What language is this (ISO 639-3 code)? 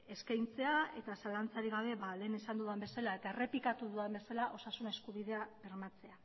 eus